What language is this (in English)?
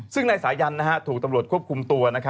Thai